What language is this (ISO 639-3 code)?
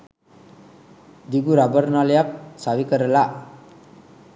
sin